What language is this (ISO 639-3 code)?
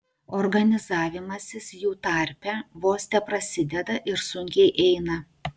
lit